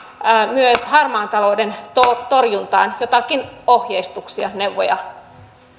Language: Finnish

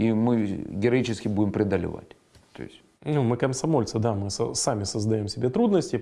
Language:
Russian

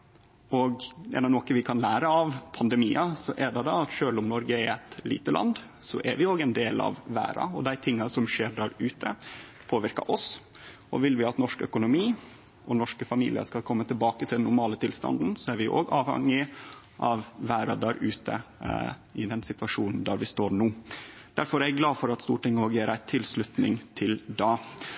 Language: Norwegian Nynorsk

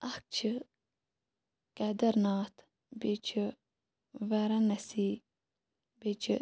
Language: Kashmiri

